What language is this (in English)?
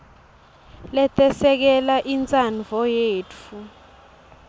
Swati